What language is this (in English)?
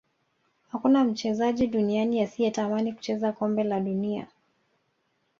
Swahili